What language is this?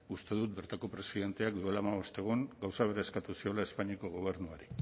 Basque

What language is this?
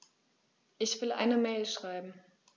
German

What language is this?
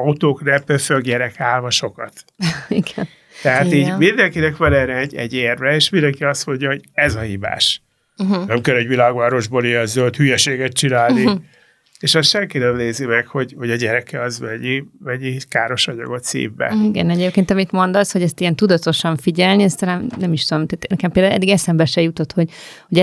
Hungarian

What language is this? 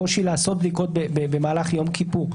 Hebrew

